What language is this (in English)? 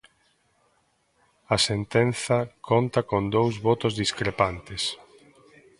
Galician